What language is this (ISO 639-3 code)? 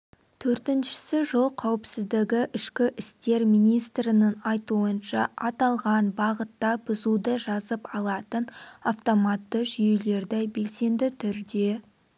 kaz